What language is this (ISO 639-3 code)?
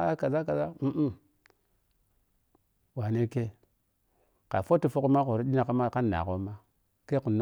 piy